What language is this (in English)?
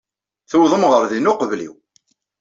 Kabyle